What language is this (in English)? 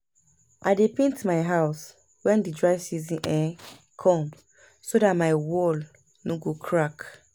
Nigerian Pidgin